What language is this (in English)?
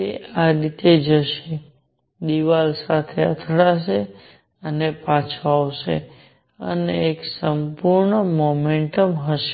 Gujarati